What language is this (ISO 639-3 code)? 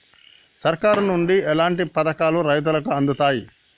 tel